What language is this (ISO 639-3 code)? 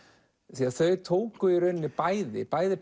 isl